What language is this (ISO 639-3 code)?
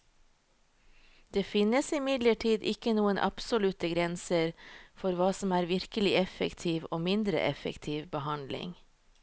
nor